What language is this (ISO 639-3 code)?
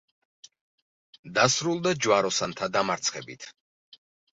kat